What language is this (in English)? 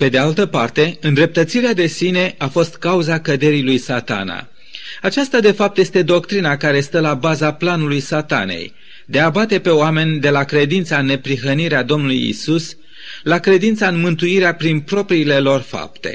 Romanian